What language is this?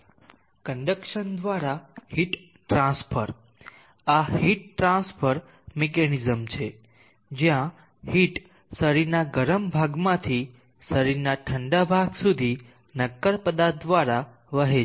Gujarati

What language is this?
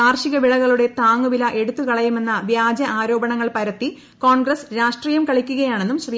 Malayalam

